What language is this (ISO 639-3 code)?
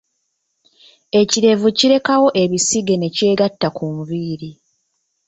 lug